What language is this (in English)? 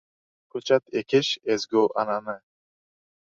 Uzbek